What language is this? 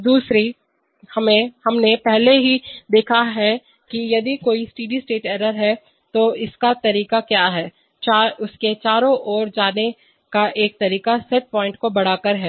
Hindi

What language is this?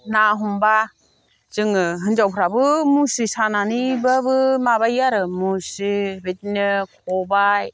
Bodo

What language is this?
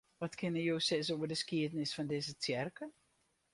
Western Frisian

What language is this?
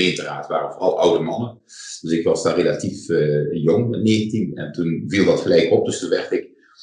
Dutch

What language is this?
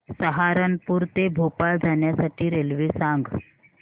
Marathi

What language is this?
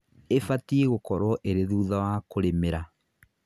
Kikuyu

